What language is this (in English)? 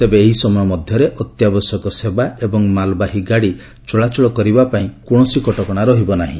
Odia